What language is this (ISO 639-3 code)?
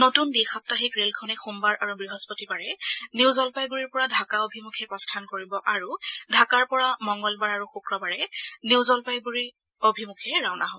asm